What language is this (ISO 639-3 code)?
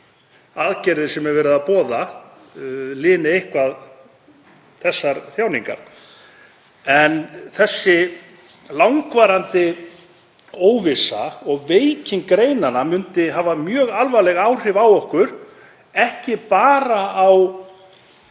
isl